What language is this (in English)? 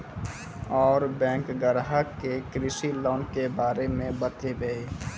Maithili